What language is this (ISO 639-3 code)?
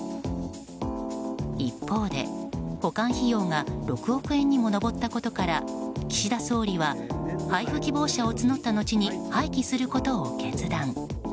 jpn